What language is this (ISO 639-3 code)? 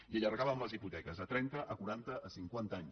cat